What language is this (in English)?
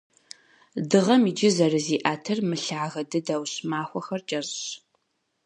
Kabardian